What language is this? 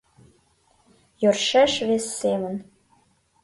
Mari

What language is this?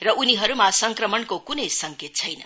Nepali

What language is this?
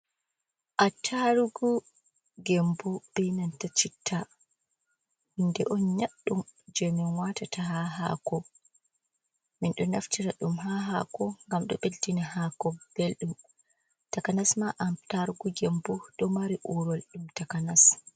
Fula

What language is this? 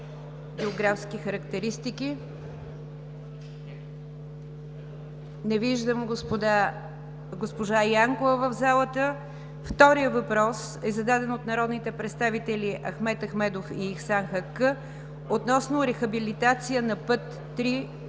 Bulgarian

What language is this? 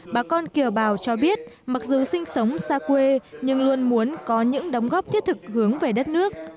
Vietnamese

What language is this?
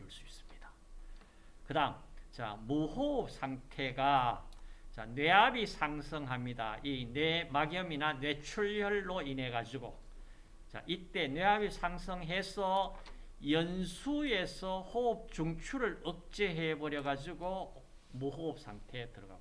Korean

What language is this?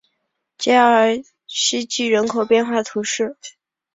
Chinese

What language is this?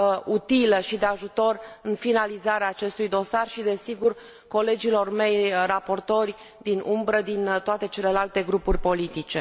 Romanian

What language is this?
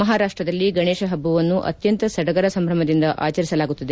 Kannada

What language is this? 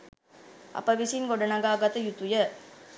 Sinhala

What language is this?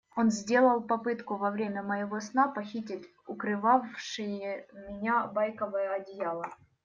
Russian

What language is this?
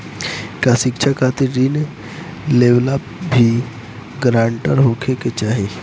Bhojpuri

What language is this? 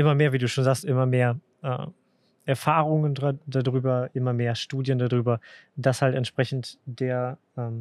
German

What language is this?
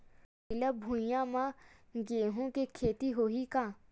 Chhattisgarhi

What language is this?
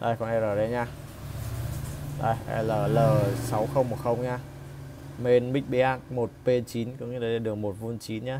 Vietnamese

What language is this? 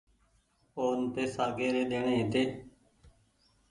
Goaria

